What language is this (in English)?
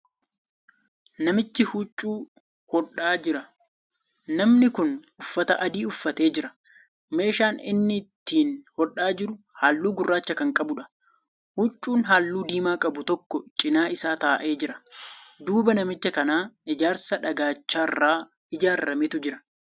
Oromo